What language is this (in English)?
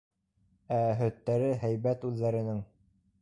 Bashkir